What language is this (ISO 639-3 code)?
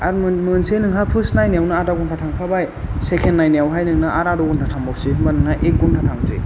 brx